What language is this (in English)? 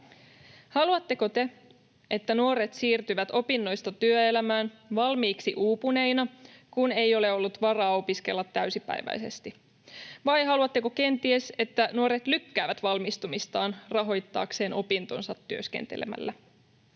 Finnish